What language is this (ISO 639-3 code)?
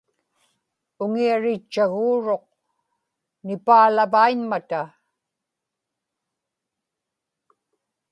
ipk